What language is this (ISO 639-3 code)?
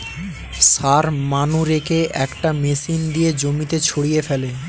ben